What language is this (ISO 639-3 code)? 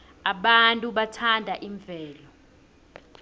nbl